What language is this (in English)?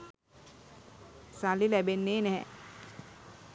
Sinhala